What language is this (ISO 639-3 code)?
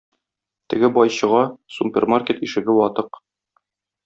tat